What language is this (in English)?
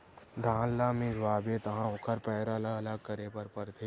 Chhattisgarhi